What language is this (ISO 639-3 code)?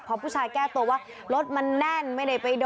tha